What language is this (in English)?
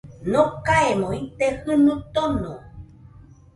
Nüpode Huitoto